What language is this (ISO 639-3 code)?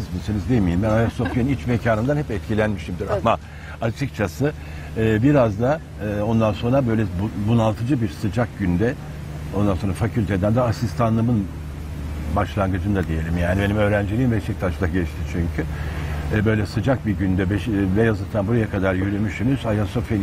tur